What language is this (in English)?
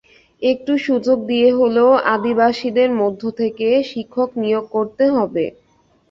Bangla